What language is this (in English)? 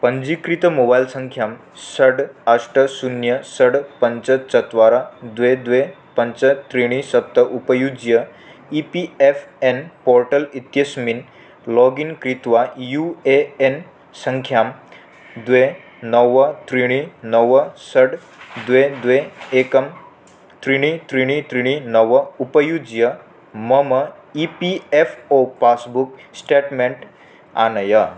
Sanskrit